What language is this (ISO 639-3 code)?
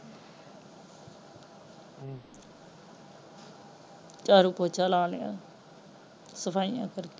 pan